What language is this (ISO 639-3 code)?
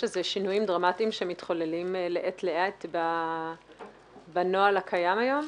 heb